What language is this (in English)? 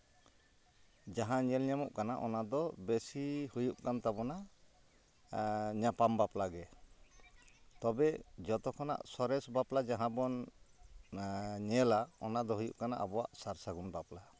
Santali